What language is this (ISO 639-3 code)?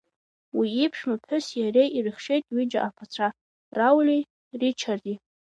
abk